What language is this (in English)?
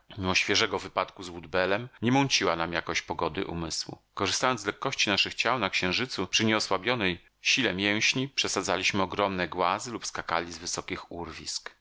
Polish